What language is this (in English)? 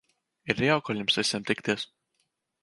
Latvian